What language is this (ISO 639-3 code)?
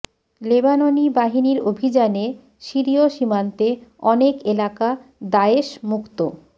ben